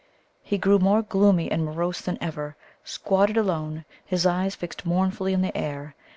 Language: English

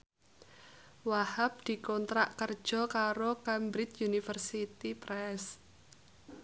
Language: Javanese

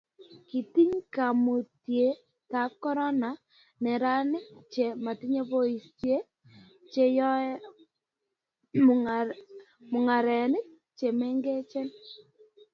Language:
Kalenjin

